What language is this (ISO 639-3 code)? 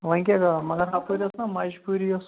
kas